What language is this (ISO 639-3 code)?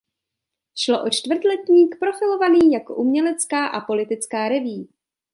ces